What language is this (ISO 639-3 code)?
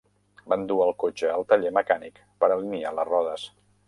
cat